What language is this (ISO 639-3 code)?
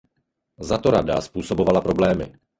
ces